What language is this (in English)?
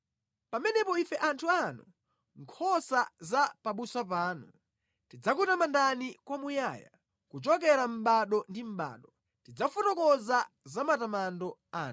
Nyanja